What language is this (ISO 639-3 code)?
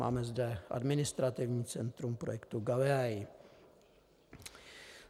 ces